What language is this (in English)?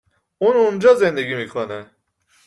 Persian